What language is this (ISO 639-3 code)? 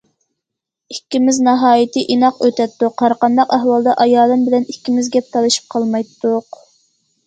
uig